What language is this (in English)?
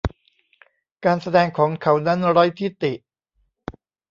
Thai